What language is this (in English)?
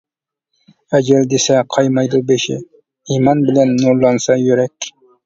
Uyghur